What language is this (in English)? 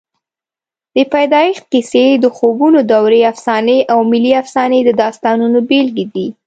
Pashto